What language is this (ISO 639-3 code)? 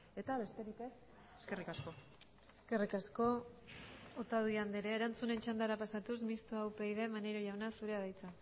eus